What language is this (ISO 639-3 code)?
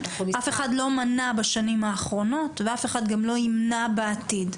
heb